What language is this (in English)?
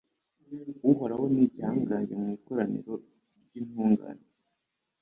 Kinyarwanda